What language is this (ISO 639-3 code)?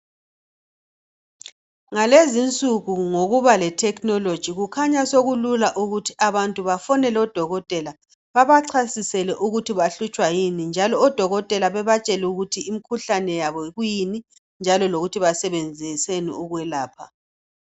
nde